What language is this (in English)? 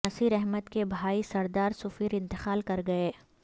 Urdu